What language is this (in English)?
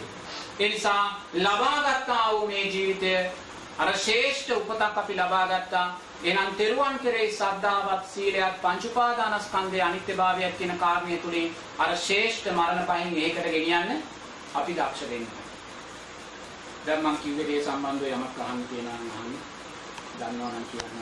Sinhala